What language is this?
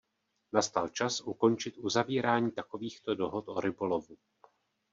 Czech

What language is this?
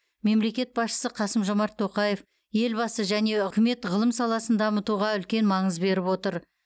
Kazakh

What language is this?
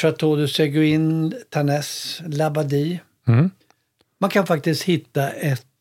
Swedish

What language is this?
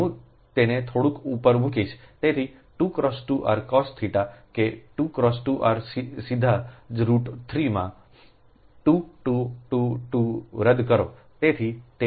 Gujarati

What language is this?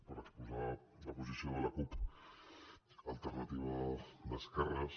Catalan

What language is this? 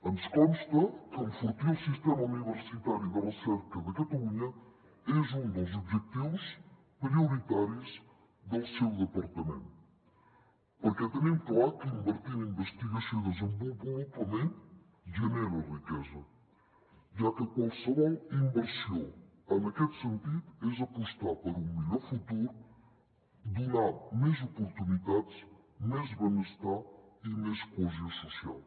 Catalan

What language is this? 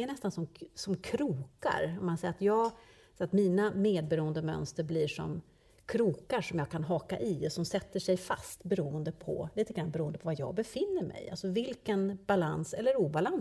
Swedish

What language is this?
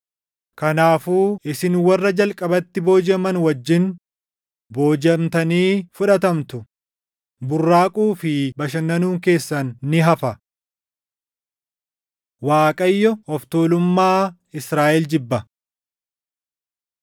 Oromo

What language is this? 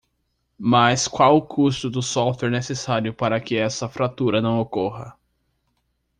Portuguese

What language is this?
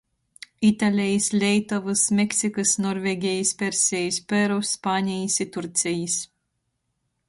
Latgalian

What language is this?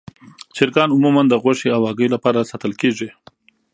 Pashto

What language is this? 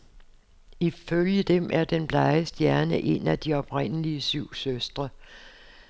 Danish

